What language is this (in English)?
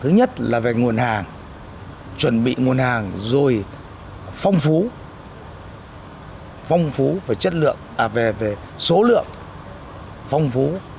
Vietnamese